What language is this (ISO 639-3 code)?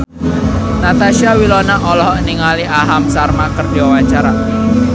sun